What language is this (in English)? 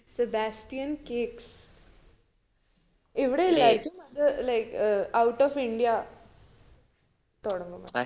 Malayalam